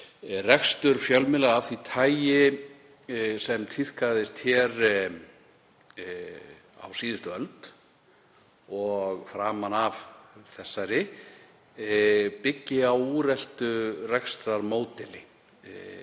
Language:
Icelandic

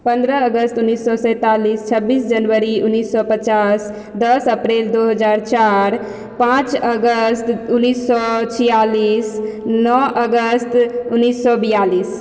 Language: Maithili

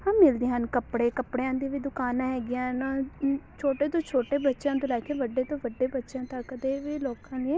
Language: Punjabi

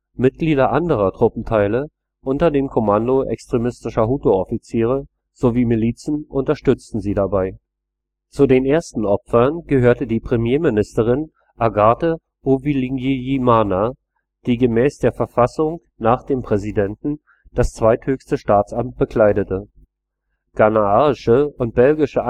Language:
German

